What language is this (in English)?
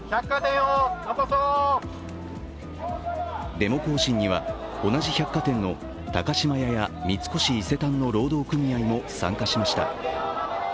Japanese